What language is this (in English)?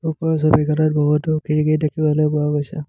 Assamese